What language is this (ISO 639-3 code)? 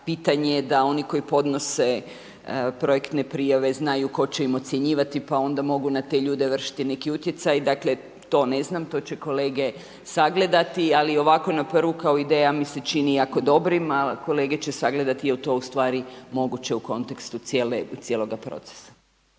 hrv